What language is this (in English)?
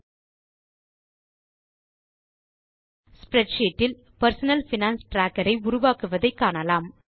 Tamil